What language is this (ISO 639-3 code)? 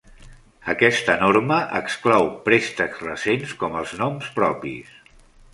cat